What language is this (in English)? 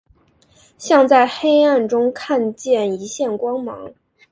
Chinese